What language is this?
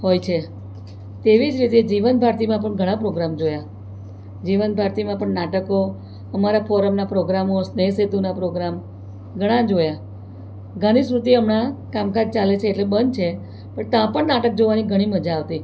Gujarati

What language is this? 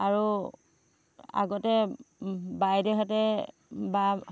Assamese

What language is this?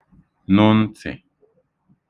Igbo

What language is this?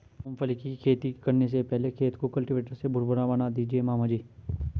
Hindi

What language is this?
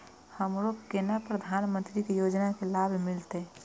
Maithili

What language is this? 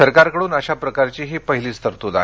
Marathi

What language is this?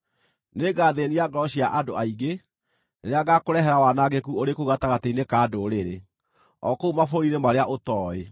Kikuyu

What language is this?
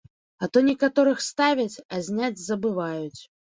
Belarusian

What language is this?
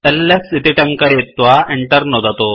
Sanskrit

